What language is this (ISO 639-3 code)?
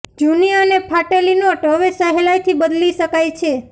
guj